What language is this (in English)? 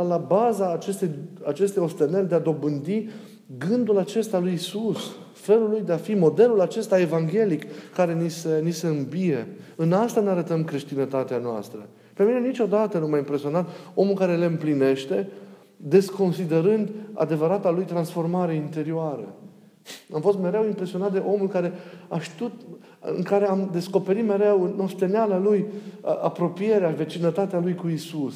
Romanian